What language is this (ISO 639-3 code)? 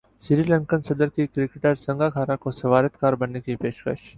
urd